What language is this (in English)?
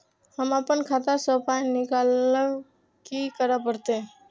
Maithili